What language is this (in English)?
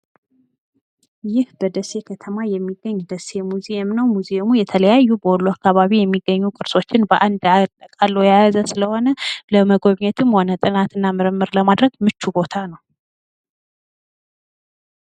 Amharic